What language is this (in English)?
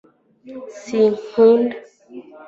Kinyarwanda